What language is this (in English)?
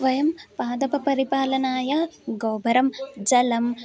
Sanskrit